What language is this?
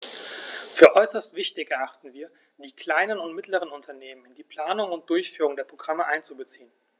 German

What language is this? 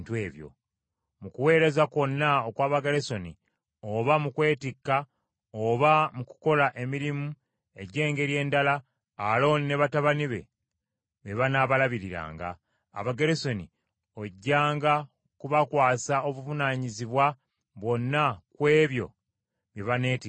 Ganda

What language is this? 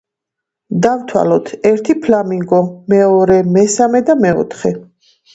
Georgian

